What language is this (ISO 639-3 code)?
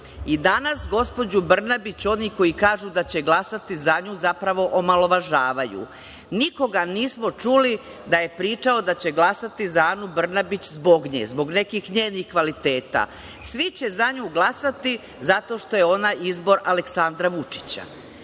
srp